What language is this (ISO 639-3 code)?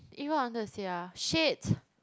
eng